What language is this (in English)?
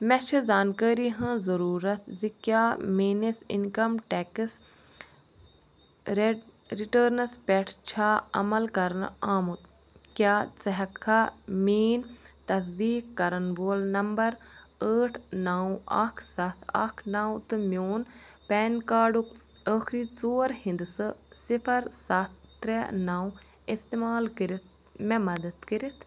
Kashmiri